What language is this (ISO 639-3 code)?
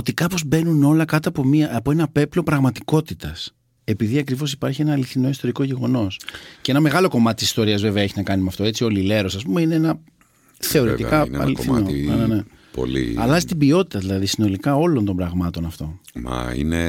ell